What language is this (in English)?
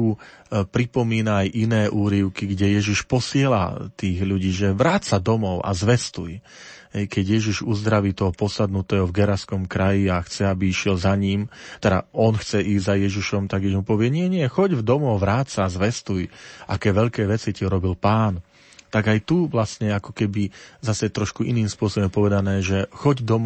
Slovak